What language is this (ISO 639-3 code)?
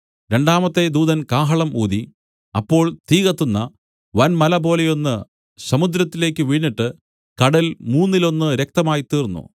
mal